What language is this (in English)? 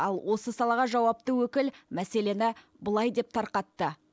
Kazakh